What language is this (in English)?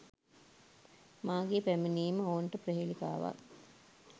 Sinhala